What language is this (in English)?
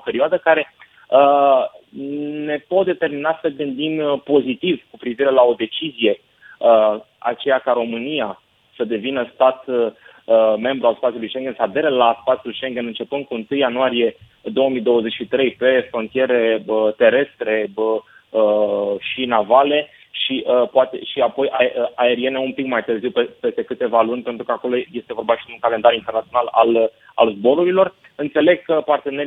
Romanian